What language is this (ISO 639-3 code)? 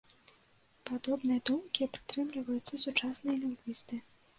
bel